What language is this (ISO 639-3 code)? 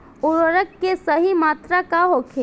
bho